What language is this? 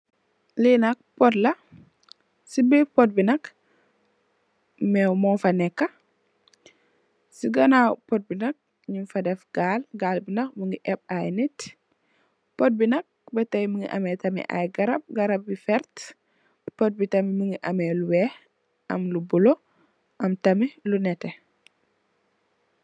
Wolof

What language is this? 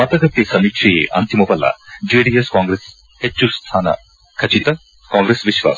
Kannada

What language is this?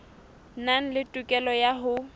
Southern Sotho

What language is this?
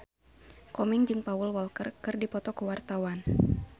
Sundanese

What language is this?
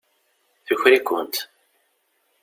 Kabyle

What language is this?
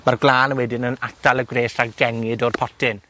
Welsh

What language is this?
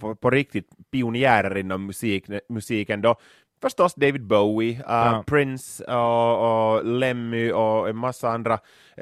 Swedish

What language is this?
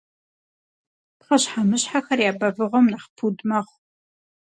Kabardian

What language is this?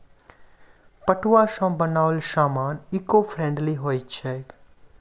Maithili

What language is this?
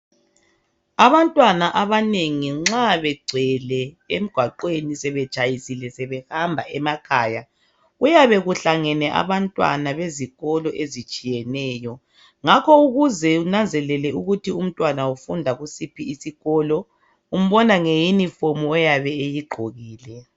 North Ndebele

